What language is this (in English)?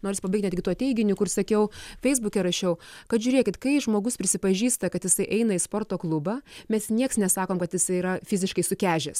Lithuanian